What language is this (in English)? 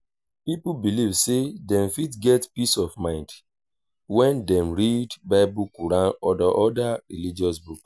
Nigerian Pidgin